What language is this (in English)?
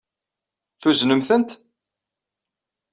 Kabyle